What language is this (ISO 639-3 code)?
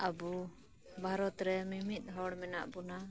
sat